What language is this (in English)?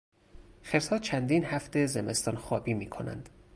Persian